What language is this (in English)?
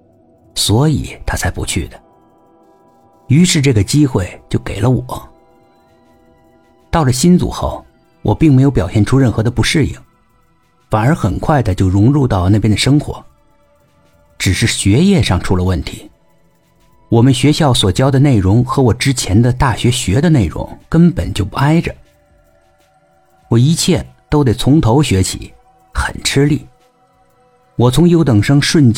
Chinese